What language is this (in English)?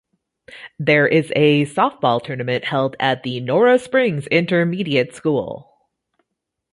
English